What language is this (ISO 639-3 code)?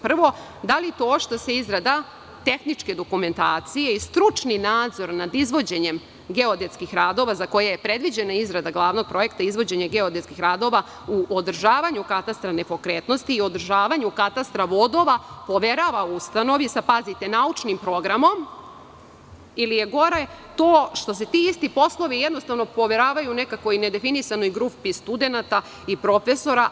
srp